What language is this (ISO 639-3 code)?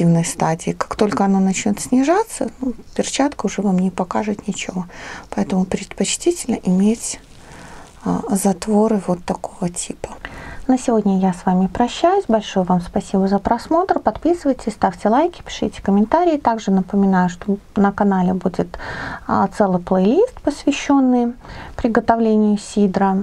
rus